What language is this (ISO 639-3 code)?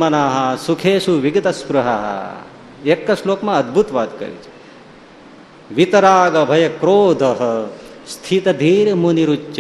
guj